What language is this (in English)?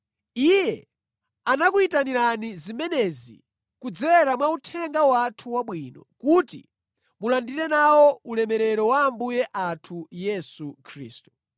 Nyanja